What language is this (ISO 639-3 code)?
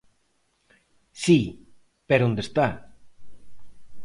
glg